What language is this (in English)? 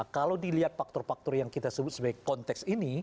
Indonesian